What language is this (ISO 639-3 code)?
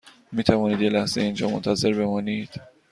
fas